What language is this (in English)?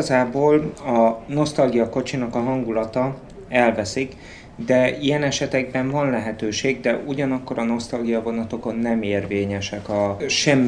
Hungarian